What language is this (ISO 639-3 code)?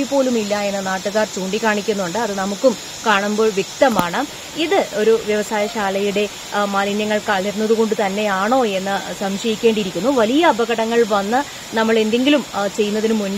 mal